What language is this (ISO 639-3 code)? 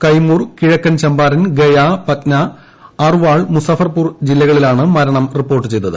mal